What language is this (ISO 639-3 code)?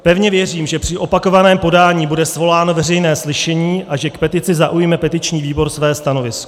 ces